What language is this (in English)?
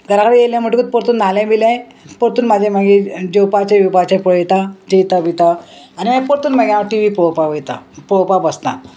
Konkani